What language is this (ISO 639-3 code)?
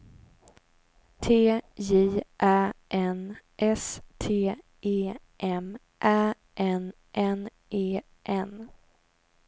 swe